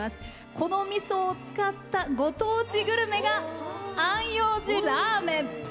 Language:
Japanese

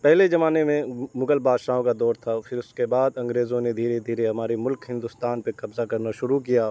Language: Urdu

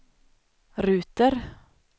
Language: Swedish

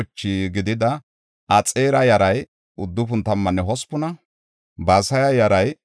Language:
Gofa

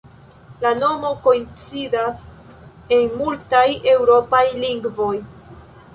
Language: Esperanto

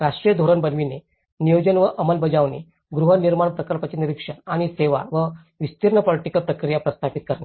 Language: Marathi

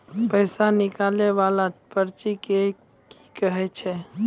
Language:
Maithili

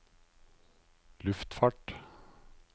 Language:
Norwegian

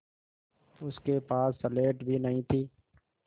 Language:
Hindi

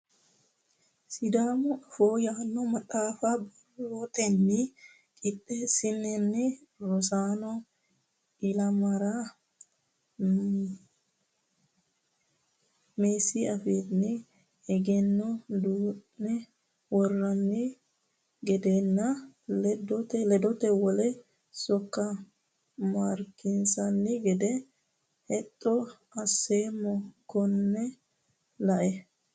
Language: Sidamo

